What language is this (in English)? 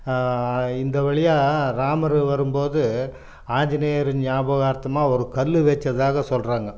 Tamil